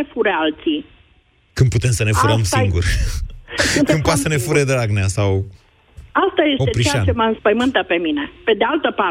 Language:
Romanian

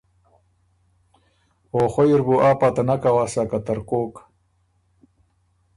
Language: Ormuri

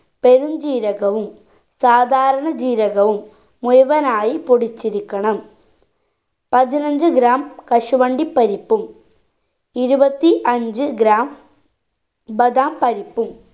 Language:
Malayalam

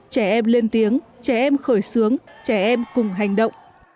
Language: Vietnamese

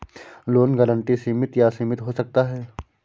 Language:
Hindi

